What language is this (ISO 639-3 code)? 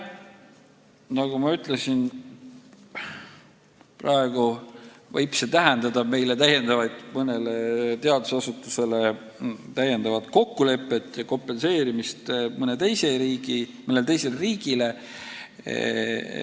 est